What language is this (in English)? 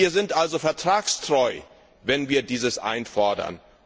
German